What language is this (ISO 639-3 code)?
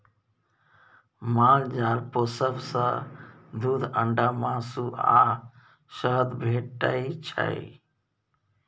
mai